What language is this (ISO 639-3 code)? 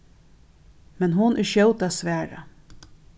fao